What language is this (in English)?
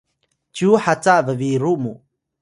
Atayal